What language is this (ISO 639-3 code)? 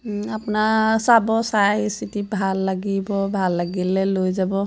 asm